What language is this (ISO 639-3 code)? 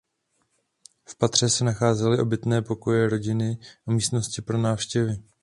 ces